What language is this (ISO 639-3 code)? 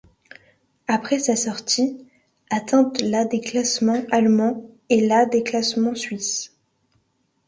fra